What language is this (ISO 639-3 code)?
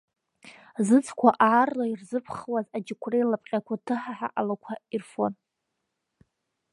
abk